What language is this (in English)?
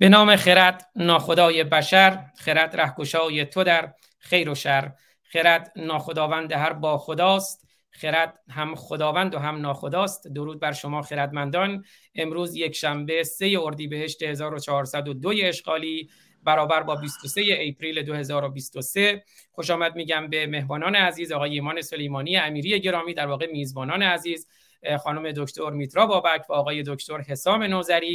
Persian